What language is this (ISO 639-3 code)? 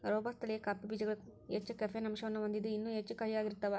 kan